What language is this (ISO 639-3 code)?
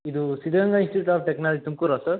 kan